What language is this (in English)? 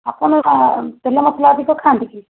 Odia